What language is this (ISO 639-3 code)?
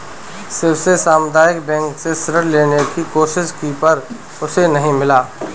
hin